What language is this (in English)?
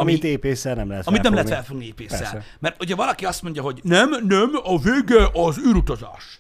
Hungarian